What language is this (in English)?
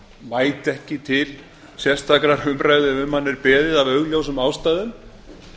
Icelandic